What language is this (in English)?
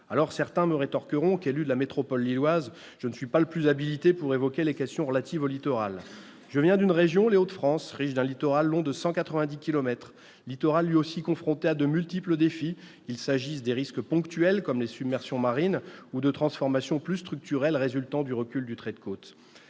French